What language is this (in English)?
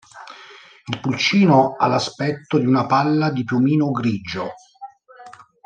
Italian